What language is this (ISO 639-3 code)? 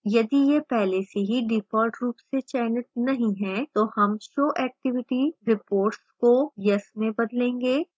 hin